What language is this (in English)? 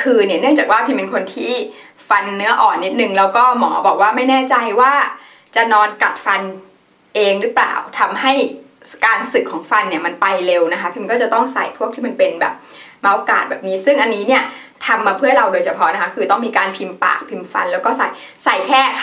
Thai